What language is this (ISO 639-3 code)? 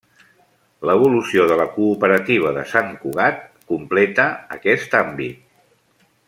cat